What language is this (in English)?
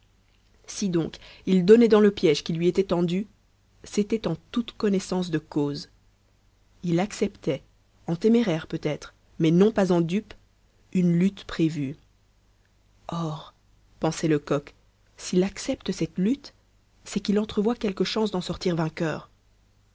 French